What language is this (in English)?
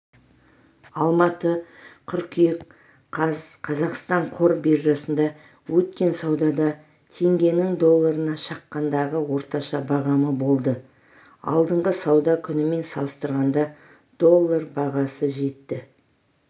Kazakh